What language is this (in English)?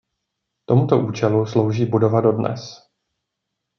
Czech